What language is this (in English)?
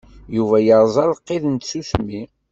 Kabyle